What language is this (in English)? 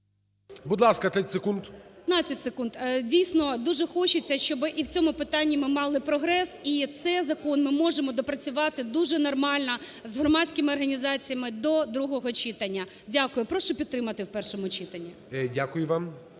Ukrainian